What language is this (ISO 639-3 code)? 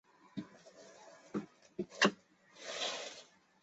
zho